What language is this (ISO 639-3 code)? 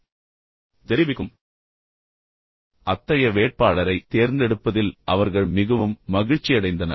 tam